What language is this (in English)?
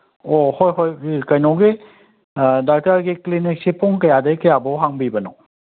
Manipuri